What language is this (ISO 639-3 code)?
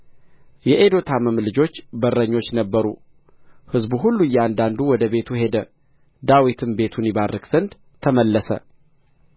amh